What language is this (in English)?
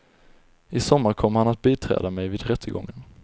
Swedish